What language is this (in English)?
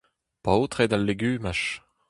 Breton